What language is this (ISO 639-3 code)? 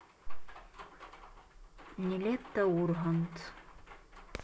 rus